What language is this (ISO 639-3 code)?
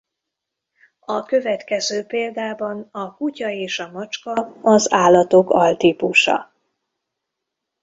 hun